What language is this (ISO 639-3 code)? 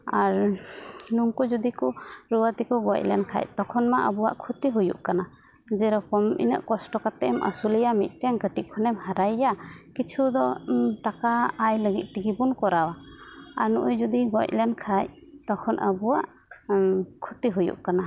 sat